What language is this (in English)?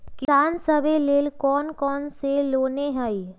Magahi